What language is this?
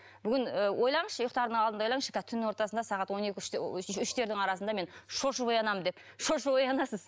Kazakh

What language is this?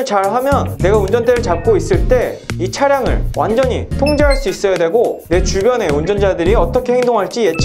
Korean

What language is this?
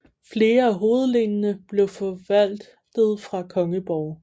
Danish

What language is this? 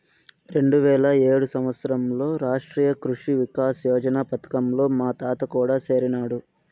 Telugu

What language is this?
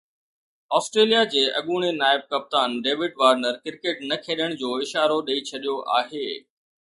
Sindhi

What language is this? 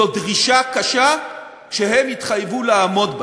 Hebrew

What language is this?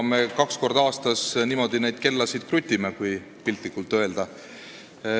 Estonian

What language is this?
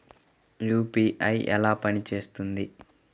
Telugu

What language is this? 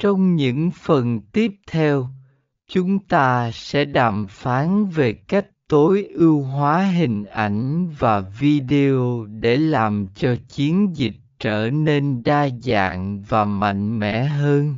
Vietnamese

